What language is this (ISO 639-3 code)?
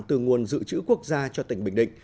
vie